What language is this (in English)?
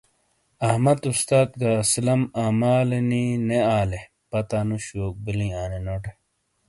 Shina